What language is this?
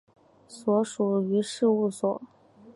Chinese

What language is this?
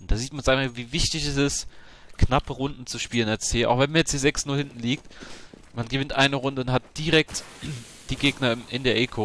German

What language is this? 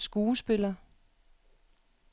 Danish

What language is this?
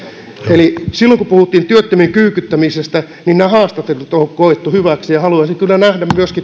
Finnish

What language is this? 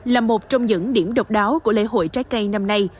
Vietnamese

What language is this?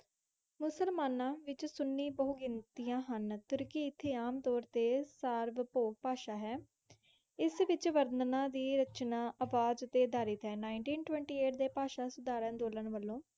Punjabi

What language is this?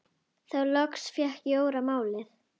Icelandic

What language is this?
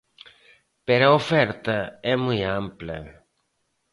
Galician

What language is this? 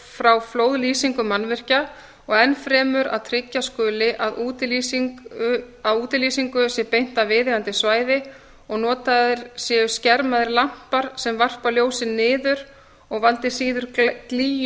Icelandic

